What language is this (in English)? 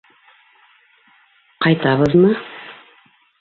Bashkir